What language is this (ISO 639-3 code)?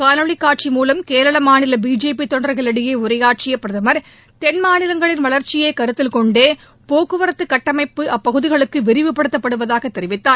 tam